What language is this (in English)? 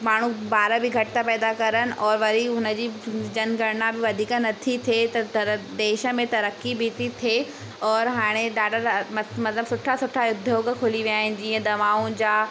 Sindhi